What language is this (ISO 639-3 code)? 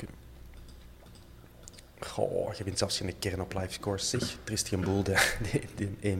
nld